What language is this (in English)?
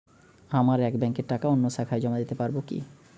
Bangla